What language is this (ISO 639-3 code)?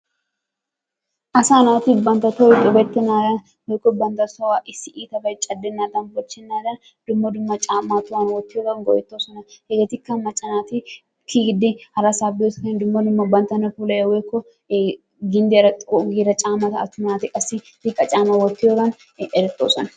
wal